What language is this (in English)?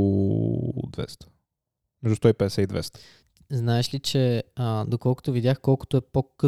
Bulgarian